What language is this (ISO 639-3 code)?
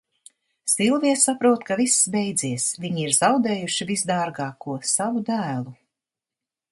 lav